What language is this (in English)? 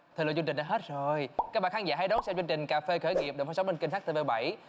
Vietnamese